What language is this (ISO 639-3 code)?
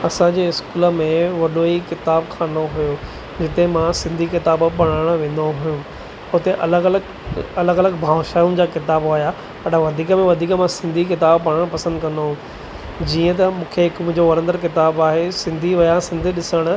snd